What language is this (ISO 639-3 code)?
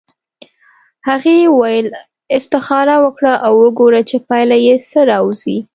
pus